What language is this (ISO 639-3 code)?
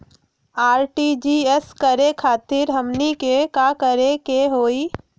mag